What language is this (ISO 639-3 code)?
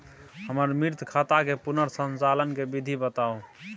mai